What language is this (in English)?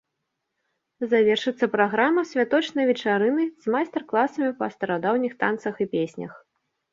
Belarusian